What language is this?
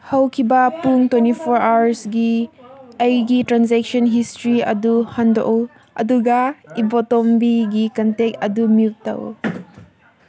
Manipuri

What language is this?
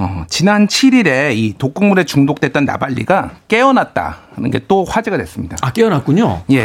Korean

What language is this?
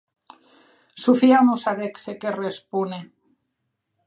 Occitan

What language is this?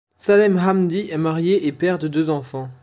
French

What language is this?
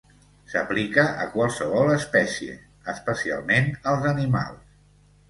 Catalan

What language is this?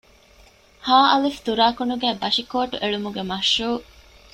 Divehi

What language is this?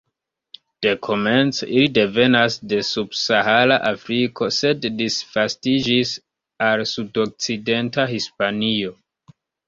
Esperanto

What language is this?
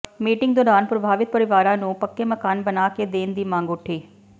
Punjabi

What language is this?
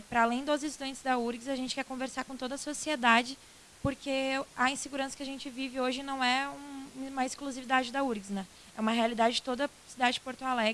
Portuguese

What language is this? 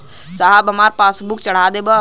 Bhojpuri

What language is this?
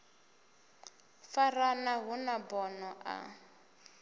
Venda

